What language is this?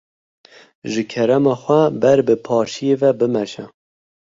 Kurdish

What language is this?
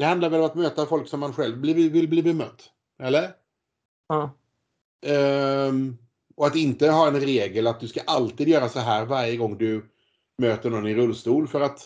Swedish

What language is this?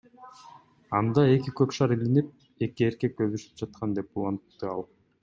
Kyrgyz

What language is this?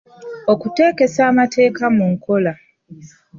Ganda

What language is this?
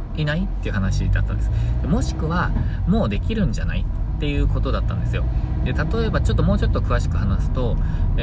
Japanese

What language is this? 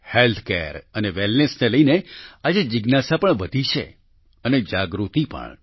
Gujarati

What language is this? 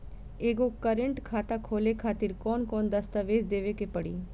Bhojpuri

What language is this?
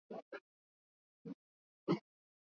Swahili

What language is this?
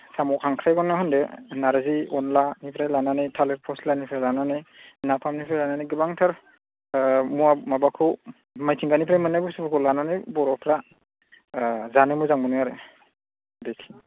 Bodo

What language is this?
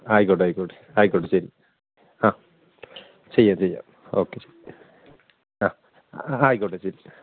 Malayalam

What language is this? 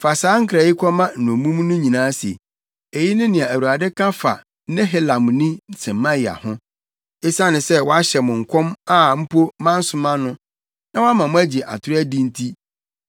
Akan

